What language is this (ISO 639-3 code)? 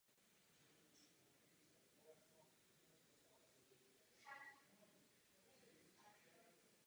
ces